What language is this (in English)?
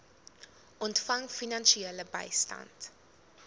Afrikaans